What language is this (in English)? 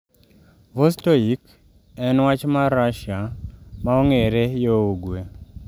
Luo (Kenya and Tanzania)